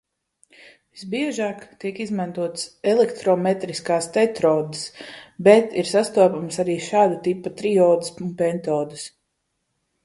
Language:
Latvian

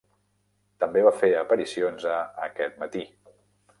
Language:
Catalan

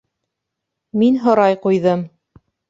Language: Bashkir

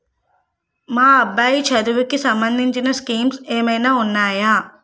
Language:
Telugu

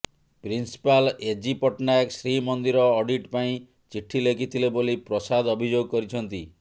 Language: Odia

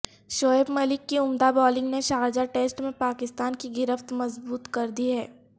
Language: Urdu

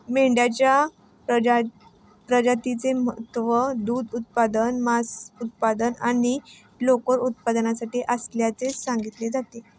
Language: Marathi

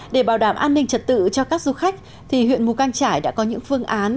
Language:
Vietnamese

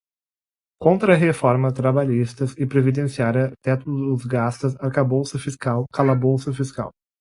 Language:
Portuguese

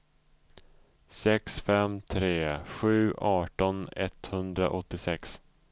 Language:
Swedish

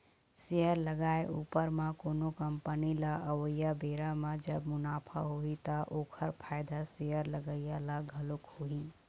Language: Chhattisgarhi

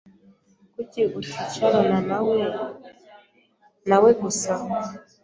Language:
Kinyarwanda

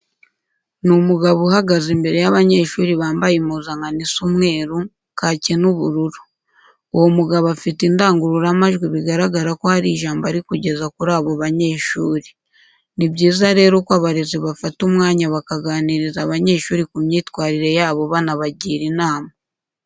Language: Kinyarwanda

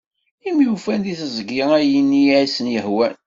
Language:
Kabyle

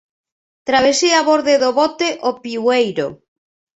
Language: Galician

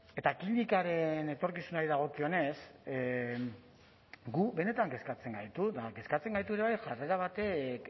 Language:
Basque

